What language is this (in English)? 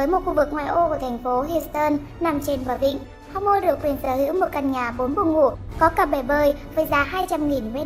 Vietnamese